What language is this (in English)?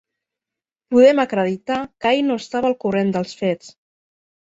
Catalan